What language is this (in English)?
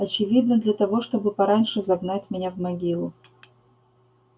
Russian